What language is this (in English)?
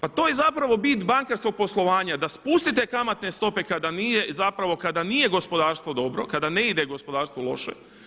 Croatian